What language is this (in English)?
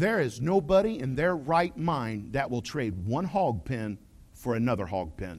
English